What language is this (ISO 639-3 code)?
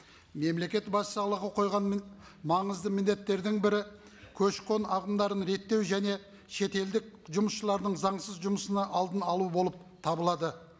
kaz